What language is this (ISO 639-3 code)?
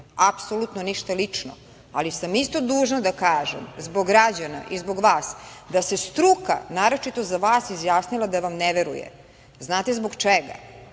srp